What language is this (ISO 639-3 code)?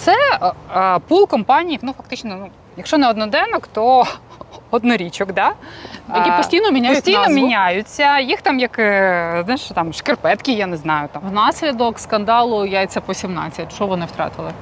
ukr